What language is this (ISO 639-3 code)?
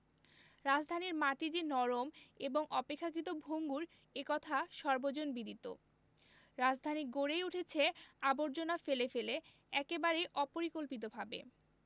ben